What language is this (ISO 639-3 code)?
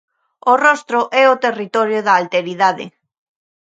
glg